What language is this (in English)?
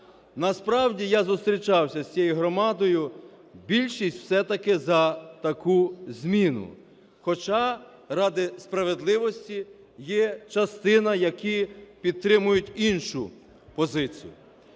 Ukrainian